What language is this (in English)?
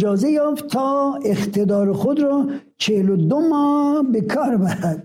Persian